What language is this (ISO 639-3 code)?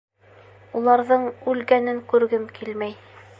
bak